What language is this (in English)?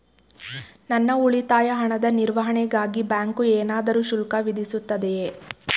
Kannada